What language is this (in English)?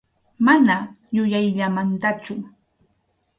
Arequipa-La Unión Quechua